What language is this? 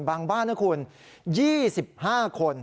Thai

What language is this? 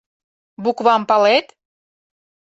Mari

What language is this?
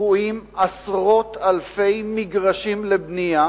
Hebrew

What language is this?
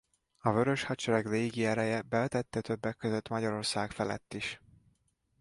Hungarian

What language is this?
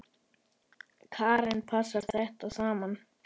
Icelandic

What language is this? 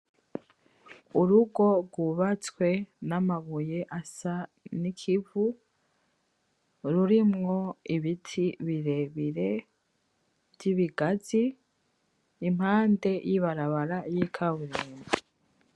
Rundi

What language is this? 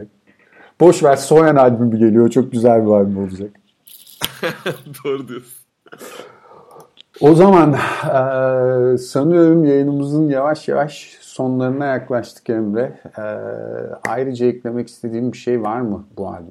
Turkish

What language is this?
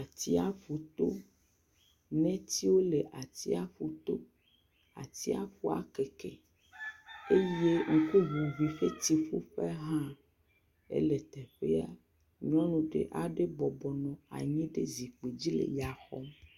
Ewe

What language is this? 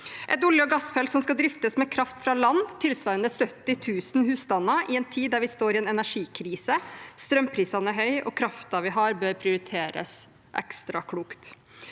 Norwegian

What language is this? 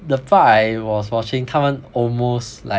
English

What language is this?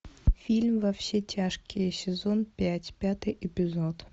Russian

